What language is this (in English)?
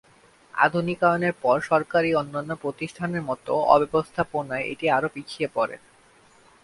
Bangla